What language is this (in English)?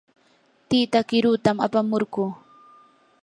Yanahuanca Pasco Quechua